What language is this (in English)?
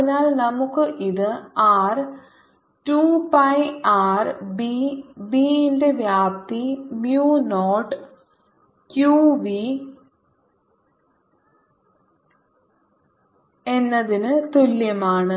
Malayalam